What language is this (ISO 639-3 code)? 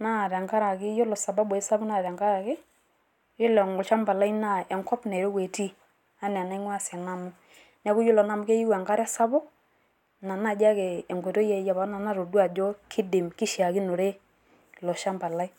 mas